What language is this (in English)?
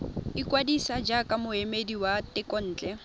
Tswana